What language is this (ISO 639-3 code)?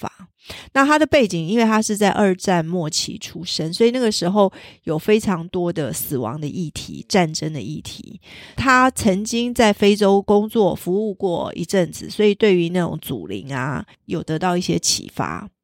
zho